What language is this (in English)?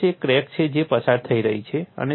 Gujarati